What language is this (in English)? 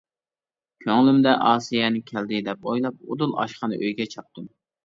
Uyghur